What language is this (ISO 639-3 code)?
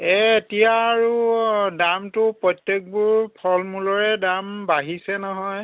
asm